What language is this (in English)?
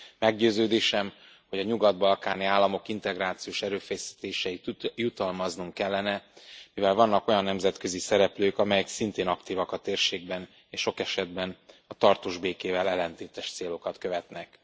Hungarian